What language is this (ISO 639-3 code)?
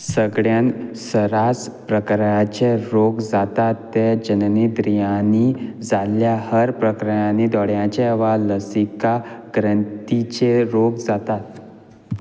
kok